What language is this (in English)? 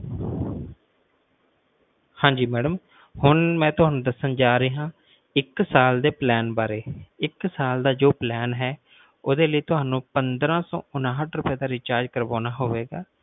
Punjabi